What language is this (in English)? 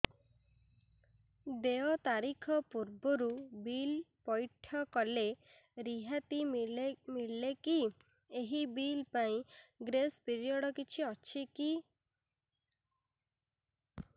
Odia